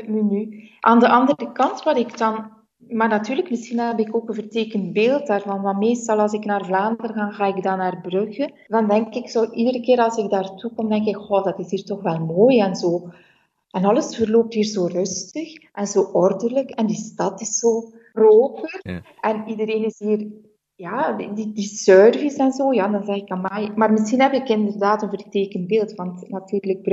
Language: Dutch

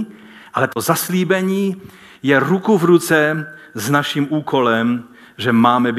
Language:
Czech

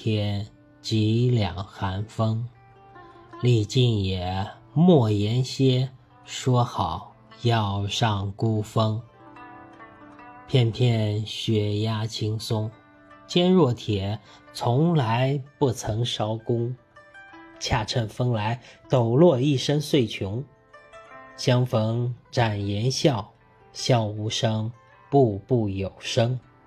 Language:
Chinese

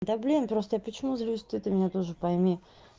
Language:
Russian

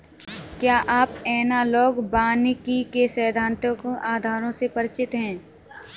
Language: Hindi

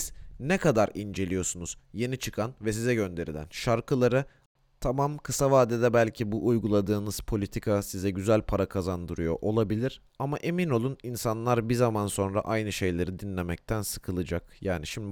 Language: Turkish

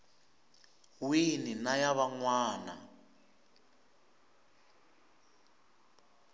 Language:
Tsonga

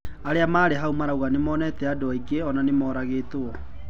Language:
Kikuyu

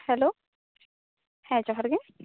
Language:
Santali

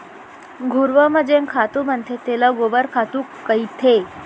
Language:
Chhattisgarhi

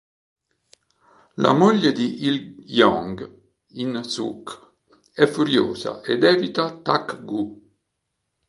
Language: Italian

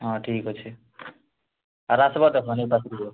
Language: Odia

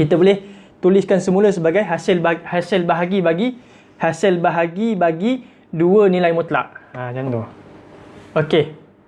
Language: Malay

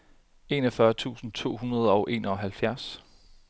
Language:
Danish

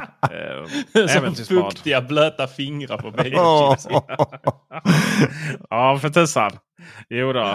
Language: Swedish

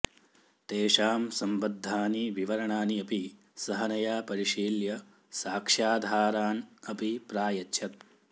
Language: Sanskrit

